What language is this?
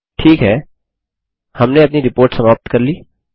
Hindi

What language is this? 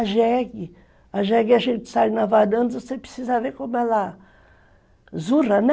Portuguese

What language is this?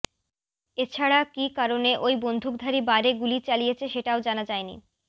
Bangla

